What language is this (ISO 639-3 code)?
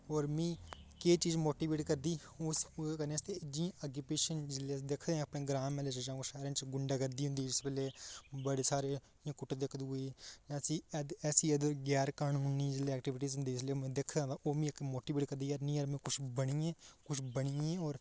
doi